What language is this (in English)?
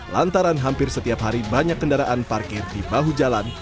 Indonesian